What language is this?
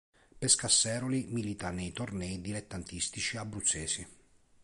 Italian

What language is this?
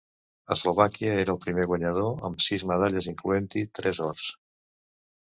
Catalan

